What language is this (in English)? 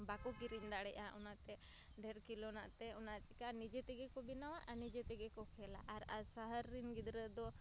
Santali